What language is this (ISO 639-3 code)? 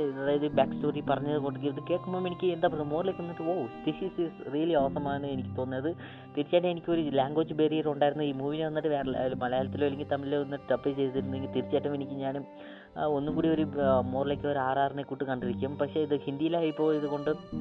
mal